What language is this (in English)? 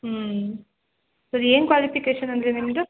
Kannada